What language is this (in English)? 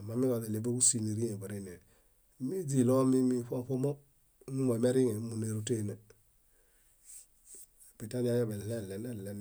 Bayot